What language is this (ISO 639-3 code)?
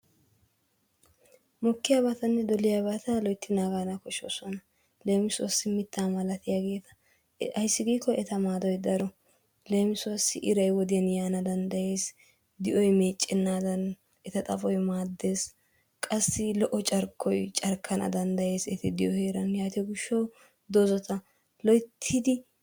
wal